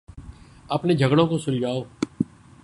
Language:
Urdu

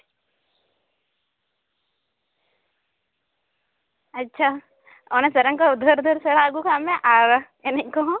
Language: Santali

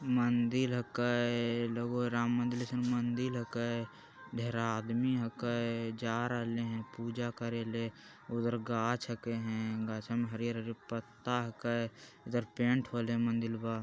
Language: Magahi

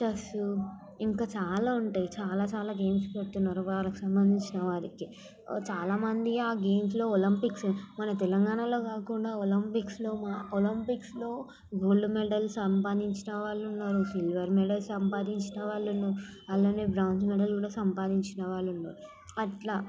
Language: Telugu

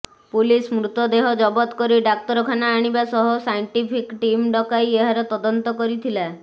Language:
Odia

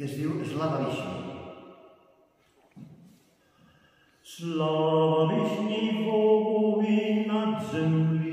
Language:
Romanian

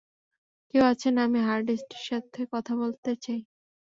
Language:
Bangla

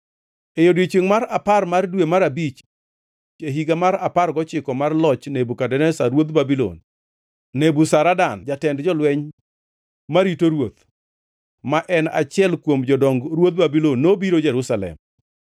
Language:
Luo (Kenya and Tanzania)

